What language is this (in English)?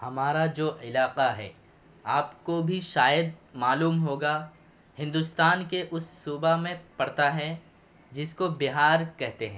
Urdu